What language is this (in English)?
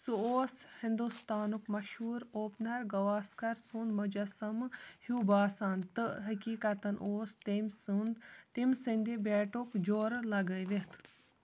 Kashmiri